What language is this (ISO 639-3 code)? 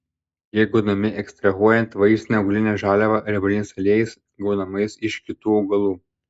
lit